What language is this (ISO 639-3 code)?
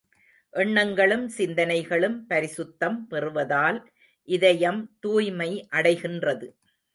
tam